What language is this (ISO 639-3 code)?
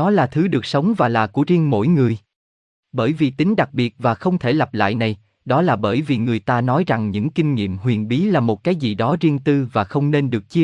vie